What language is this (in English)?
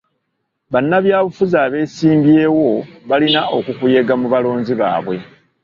Ganda